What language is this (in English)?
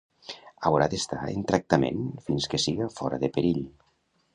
Catalan